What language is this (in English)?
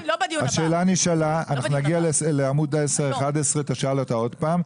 Hebrew